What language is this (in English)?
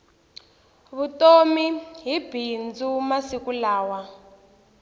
Tsonga